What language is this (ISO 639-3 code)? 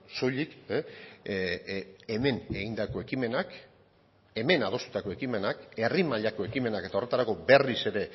eus